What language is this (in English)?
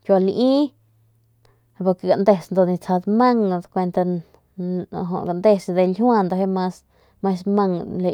Northern Pame